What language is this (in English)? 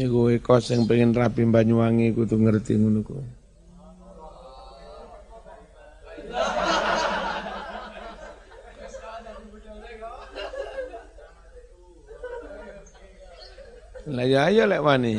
Indonesian